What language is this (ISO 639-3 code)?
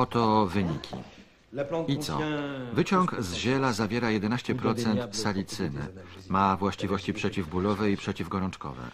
pol